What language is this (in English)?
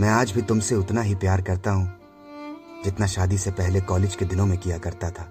Hindi